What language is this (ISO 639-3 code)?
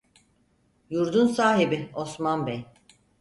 tur